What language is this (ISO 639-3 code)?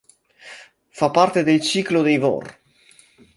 ita